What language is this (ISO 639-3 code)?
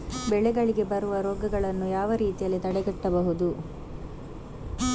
kan